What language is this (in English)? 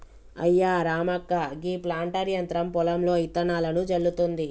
Telugu